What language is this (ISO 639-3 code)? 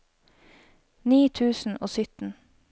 nor